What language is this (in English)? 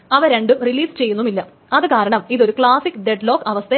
Malayalam